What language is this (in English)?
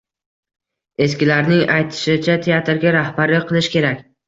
Uzbek